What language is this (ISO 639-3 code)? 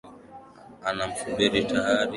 swa